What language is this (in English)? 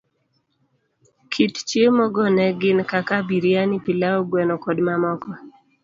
Luo (Kenya and Tanzania)